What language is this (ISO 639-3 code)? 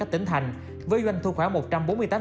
vie